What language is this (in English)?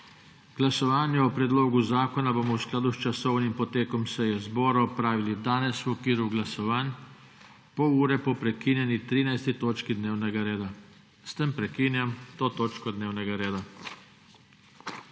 Slovenian